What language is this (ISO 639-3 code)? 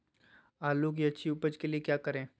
mag